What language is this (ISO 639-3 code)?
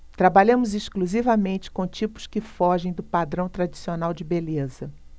por